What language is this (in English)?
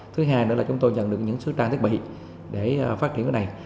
Vietnamese